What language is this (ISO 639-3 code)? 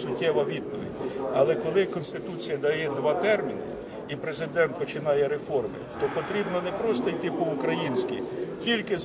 ukr